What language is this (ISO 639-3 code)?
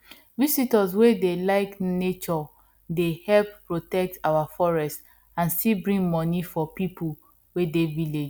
pcm